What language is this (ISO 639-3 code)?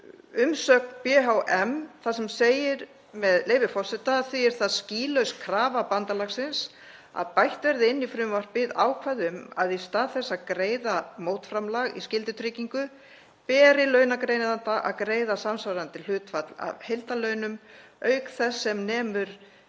isl